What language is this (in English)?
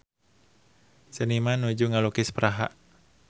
Sundanese